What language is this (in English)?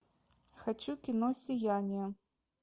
Russian